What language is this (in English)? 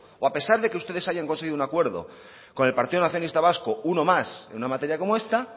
Spanish